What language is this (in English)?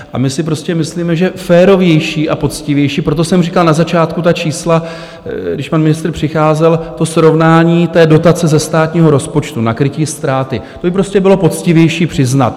Czech